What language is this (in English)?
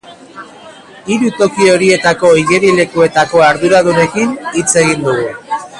Basque